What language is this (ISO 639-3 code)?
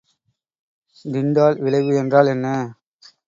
tam